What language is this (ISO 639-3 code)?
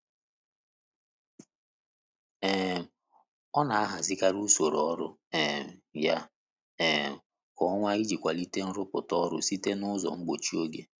ibo